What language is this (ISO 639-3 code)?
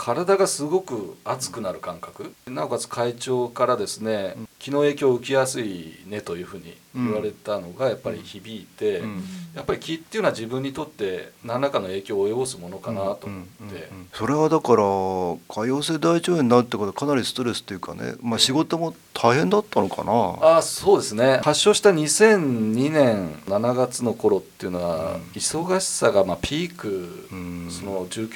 jpn